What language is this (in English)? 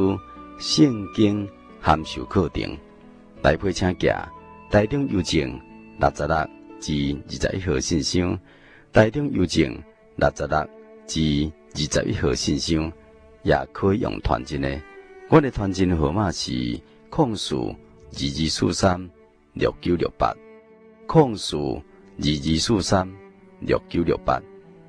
Chinese